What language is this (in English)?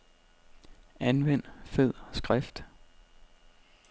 Danish